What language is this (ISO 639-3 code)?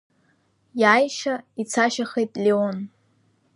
abk